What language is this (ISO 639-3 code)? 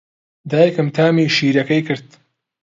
ckb